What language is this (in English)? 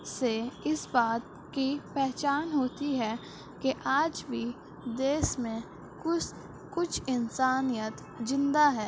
Urdu